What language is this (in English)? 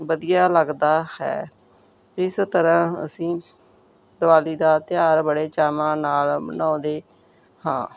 Punjabi